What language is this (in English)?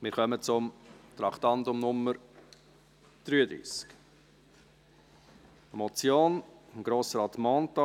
Swiss German